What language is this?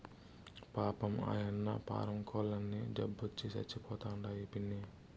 Telugu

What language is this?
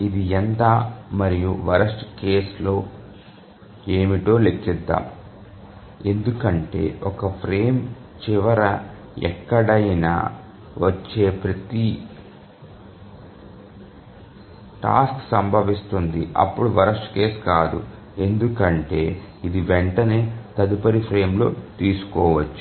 Telugu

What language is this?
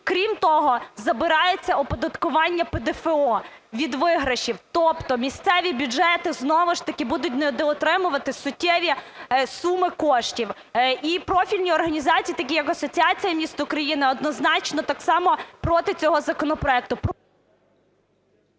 Ukrainian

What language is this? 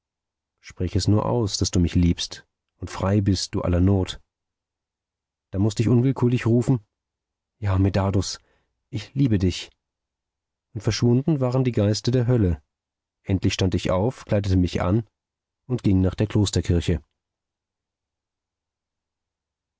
German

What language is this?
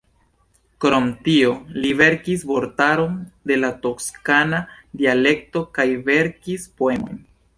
Esperanto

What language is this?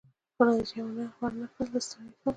Pashto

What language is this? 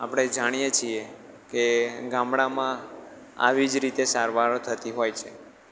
Gujarati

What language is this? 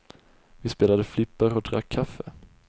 Swedish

